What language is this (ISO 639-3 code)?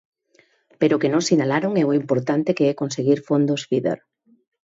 glg